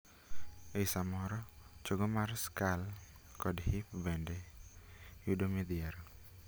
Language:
Luo (Kenya and Tanzania)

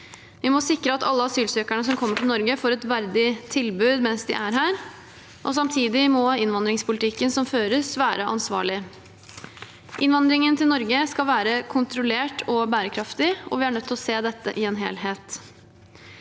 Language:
Norwegian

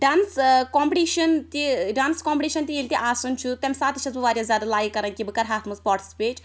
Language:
Kashmiri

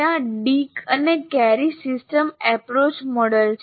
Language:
Gujarati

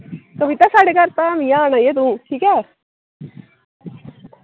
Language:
Dogri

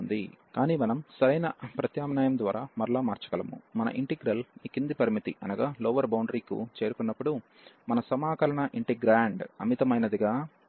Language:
Telugu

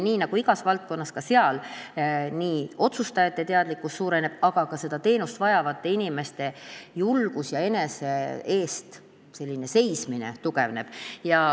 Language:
Estonian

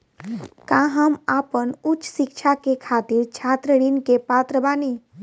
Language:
Bhojpuri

